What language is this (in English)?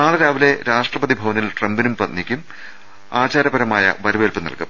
Malayalam